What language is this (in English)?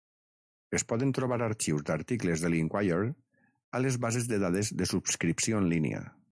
Catalan